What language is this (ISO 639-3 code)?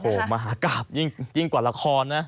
tha